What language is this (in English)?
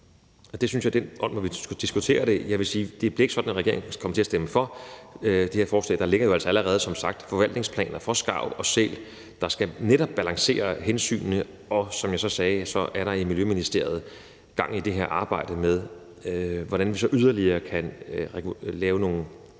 Danish